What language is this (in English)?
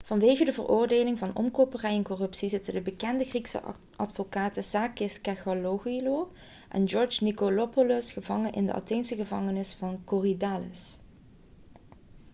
Dutch